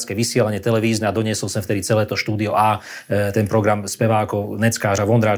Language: Slovak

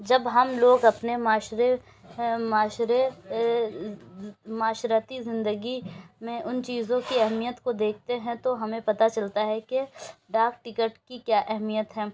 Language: Urdu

